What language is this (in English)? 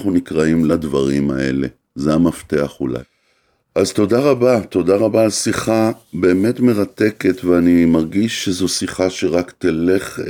Hebrew